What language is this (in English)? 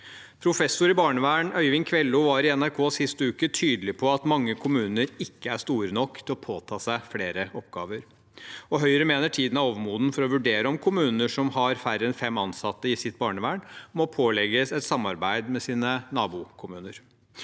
Norwegian